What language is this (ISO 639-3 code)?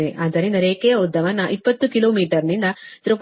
kan